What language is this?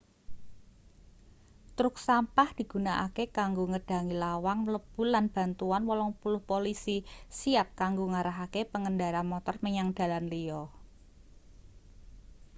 Javanese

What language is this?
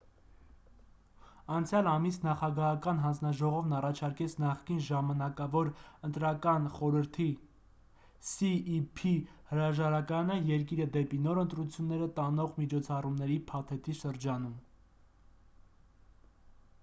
Armenian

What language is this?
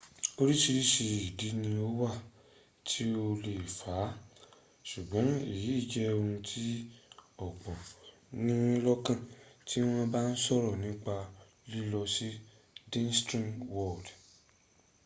Yoruba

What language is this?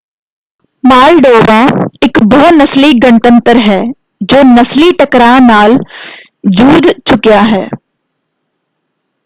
Punjabi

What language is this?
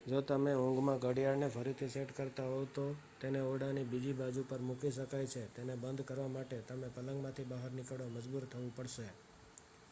Gujarati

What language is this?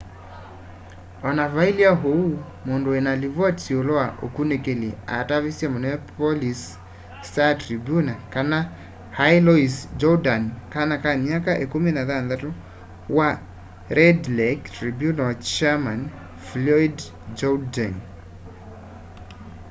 Kamba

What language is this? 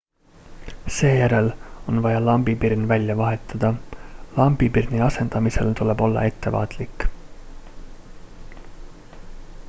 Estonian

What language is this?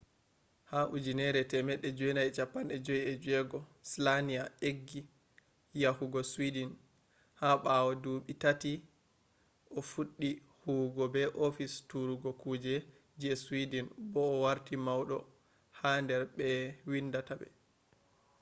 Fula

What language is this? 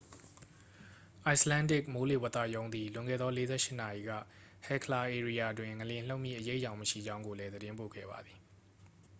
Burmese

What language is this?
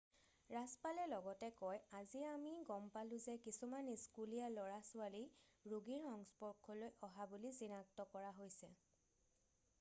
Assamese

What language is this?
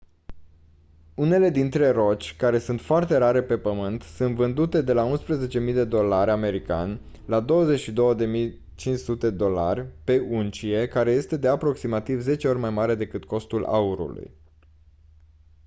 Romanian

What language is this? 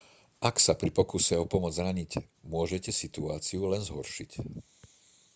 Slovak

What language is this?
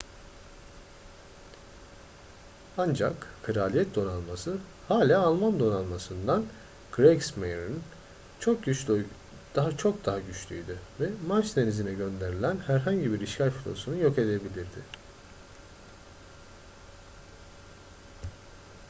Turkish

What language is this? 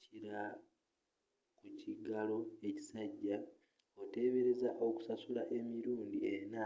Ganda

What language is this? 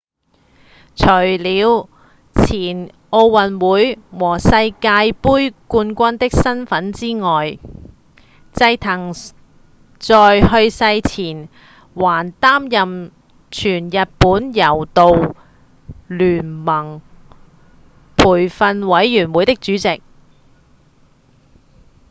Cantonese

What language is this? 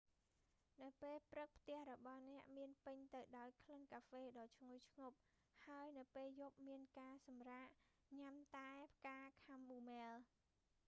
Khmer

